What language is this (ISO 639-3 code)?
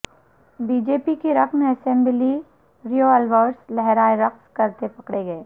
urd